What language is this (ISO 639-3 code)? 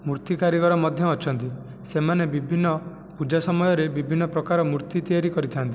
ori